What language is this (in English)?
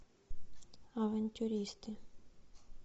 Russian